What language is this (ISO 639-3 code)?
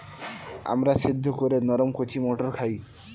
ben